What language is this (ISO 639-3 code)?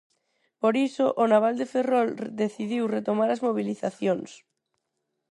glg